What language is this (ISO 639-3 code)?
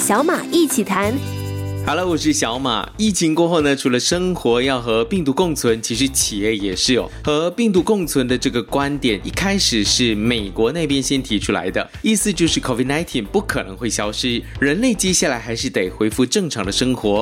zho